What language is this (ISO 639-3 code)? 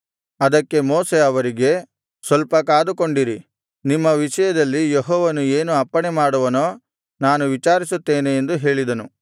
kan